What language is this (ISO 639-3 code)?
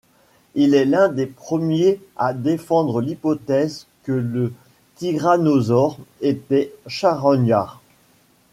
fra